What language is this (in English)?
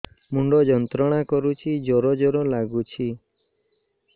Odia